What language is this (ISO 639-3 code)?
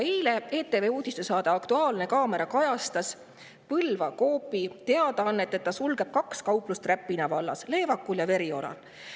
est